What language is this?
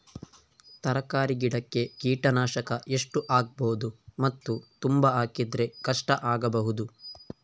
Kannada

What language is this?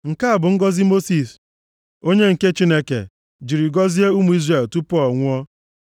Igbo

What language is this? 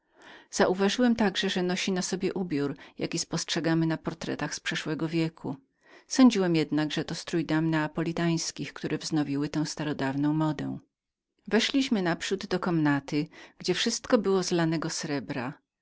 Polish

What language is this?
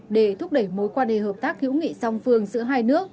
Vietnamese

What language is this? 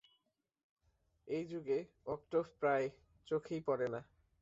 Bangla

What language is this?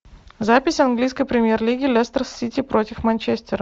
Russian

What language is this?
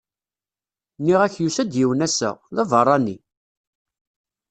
Kabyle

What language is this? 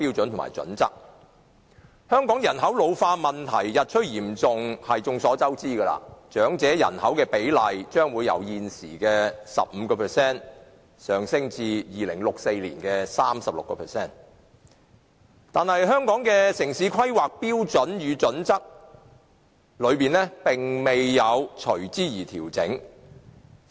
Cantonese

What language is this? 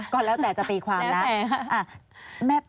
Thai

